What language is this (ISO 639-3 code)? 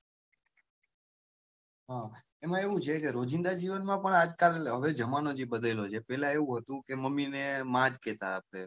guj